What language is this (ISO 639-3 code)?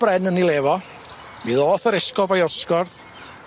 cym